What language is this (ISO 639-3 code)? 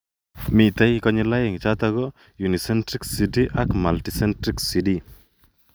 kln